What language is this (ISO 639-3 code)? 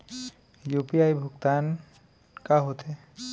hne